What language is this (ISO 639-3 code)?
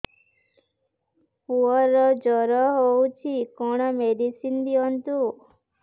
ori